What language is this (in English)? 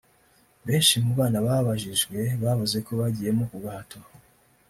Kinyarwanda